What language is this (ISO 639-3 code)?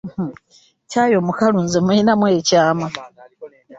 lug